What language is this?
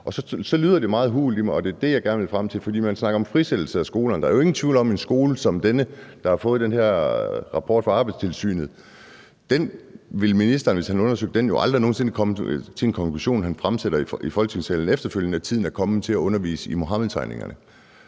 Danish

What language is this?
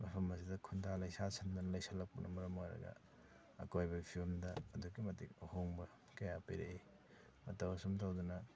Manipuri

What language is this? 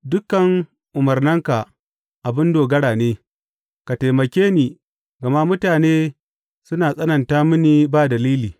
Hausa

